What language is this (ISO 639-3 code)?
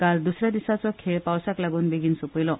kok